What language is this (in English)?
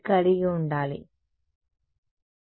Telugu